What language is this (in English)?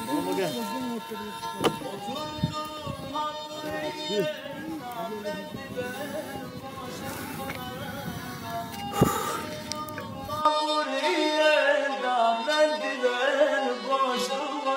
Turkish